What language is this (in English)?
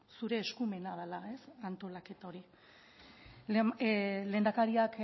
Basque